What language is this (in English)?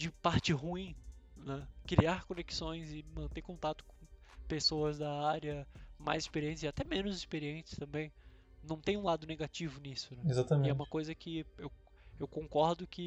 Portuguese